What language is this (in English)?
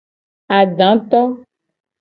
Gen